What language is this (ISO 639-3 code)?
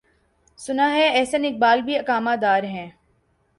urd